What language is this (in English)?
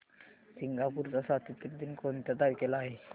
Marathi